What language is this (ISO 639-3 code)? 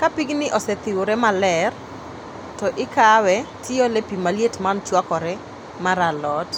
luo